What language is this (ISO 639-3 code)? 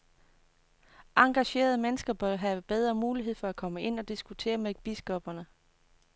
dan